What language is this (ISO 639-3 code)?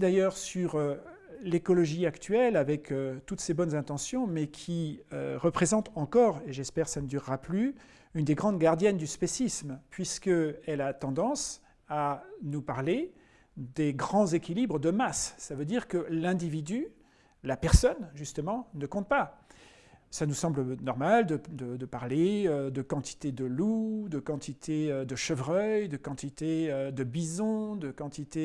fra